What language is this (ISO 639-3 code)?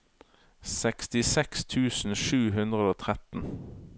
nor